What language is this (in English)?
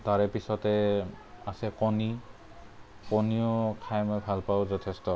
Assamese